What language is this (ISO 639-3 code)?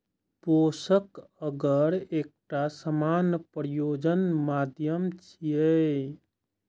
mai